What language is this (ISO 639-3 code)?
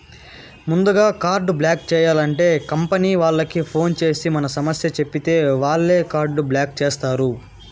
tel